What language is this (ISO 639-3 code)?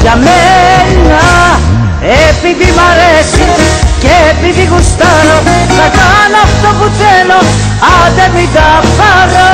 ell